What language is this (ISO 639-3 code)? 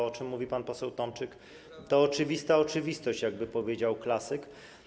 pol